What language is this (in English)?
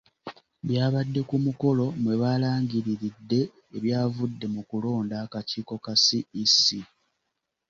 Ganda